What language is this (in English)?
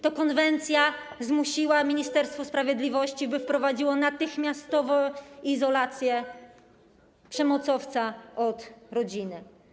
Polish